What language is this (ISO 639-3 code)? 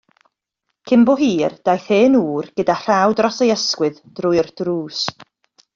cym